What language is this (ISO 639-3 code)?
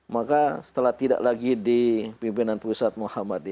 ind